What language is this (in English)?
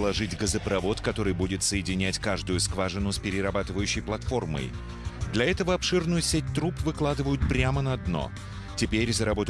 Russian